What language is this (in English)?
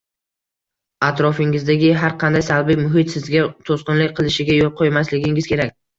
Uzbek